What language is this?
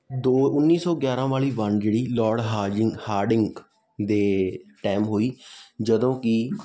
Punjabi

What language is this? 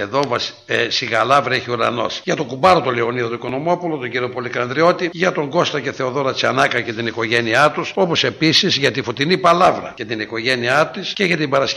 Greek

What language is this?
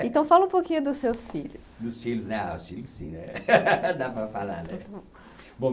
Portuguese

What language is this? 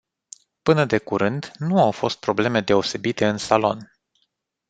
Romanian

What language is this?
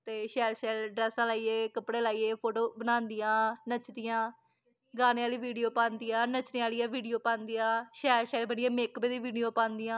Dogri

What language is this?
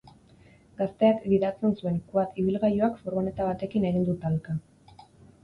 Basque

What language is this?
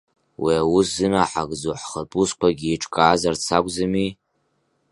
Abkhazian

